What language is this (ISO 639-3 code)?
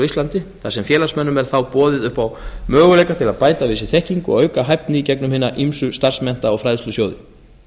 isl